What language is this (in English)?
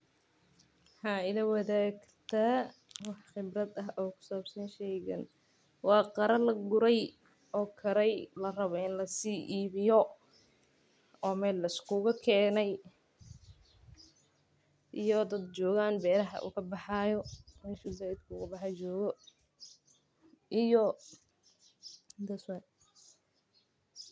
Somali